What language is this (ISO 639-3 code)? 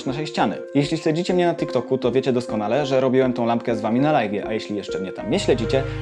pol